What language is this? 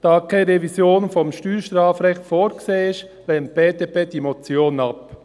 Swiss German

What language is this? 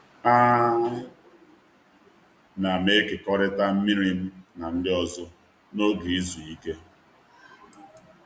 Igbo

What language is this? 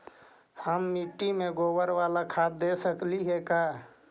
Magahi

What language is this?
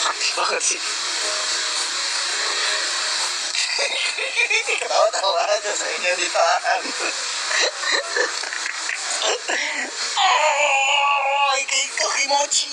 Indonesian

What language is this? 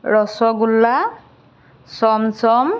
Assamese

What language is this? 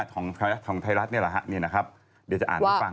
Thai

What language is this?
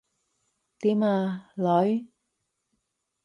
Cantonese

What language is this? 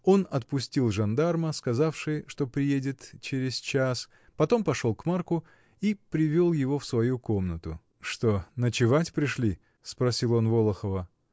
Russian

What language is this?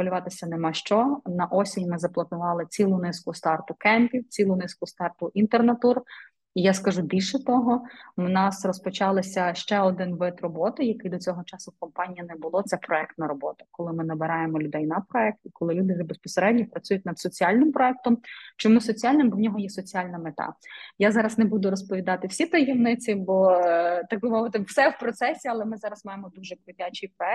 Ukrainian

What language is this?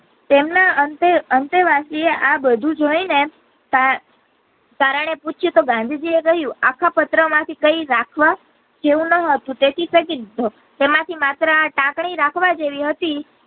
Gujarati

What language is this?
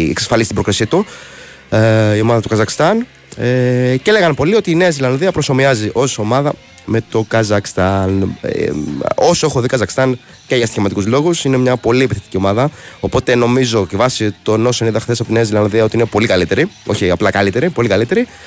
Greek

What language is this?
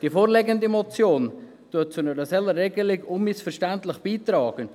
Swiss German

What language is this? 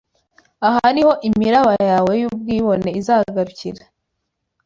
Kinyarwanda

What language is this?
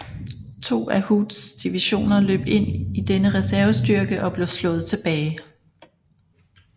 Danish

